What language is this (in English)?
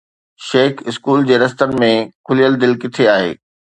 Sindhi